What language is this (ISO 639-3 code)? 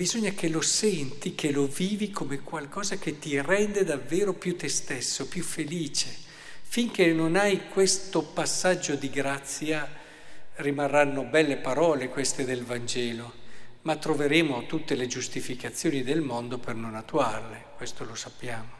ita